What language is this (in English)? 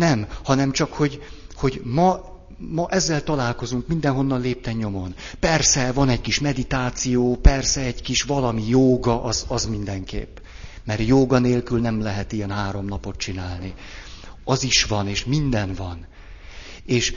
Hungarian